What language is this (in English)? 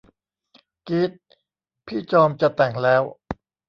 Thai